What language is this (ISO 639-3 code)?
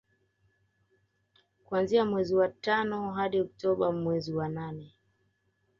swa